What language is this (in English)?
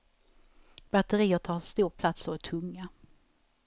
Swedish